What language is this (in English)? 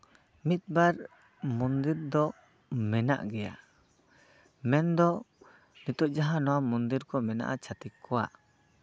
Santali